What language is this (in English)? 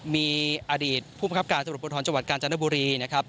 Thai